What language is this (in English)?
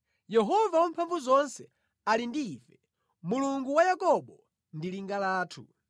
Nyanja